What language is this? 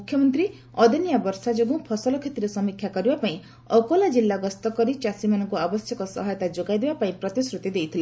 Odia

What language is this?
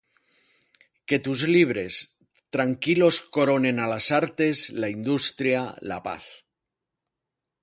Spanish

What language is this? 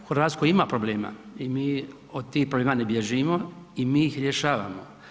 Croatian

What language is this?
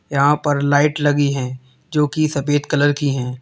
Hindi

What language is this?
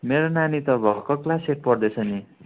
Nepali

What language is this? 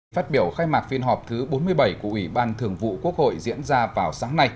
Vietnamese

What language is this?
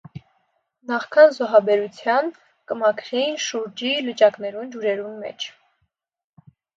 Armenian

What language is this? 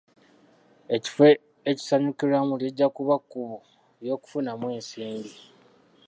Ganda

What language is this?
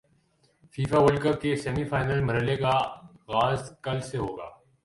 Urdu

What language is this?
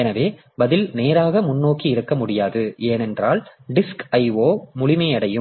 Tamil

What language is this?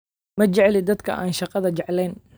Somali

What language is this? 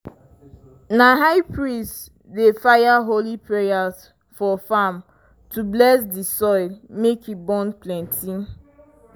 Nigerian Pidgin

